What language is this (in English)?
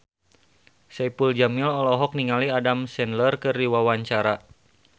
Sundanese